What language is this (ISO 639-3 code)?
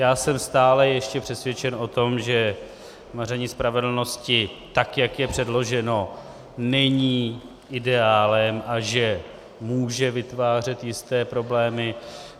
ces